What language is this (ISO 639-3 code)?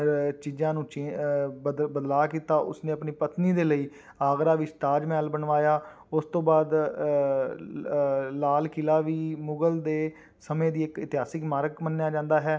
pan